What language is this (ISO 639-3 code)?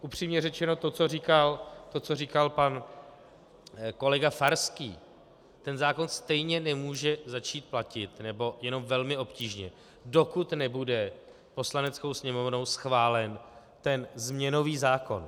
ces